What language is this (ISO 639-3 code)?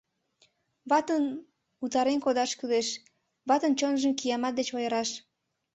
chm